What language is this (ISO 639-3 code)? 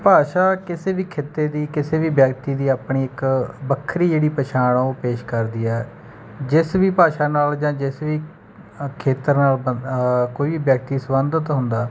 pan